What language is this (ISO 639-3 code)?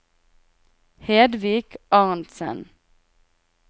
nor